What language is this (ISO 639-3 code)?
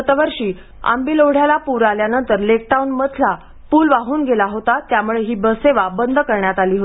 mar